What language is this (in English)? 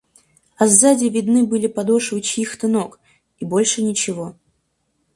Russian